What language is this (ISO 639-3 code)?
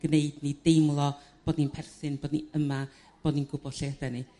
cym